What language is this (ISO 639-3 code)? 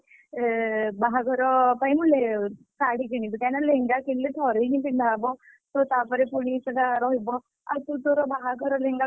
ori